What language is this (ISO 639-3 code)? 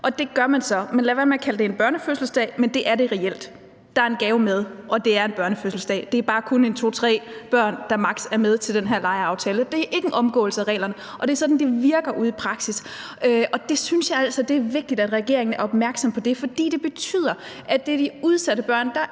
dan